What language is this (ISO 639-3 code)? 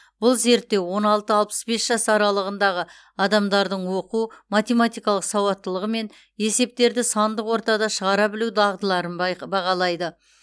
kaz